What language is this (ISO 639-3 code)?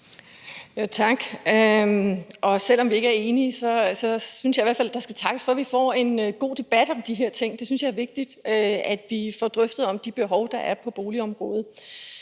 dan